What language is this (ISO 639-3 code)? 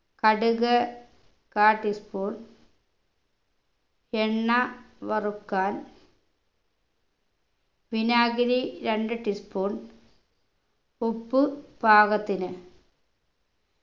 mal